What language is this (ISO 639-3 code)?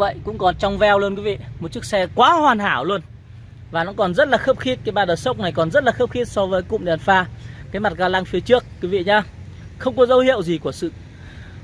vie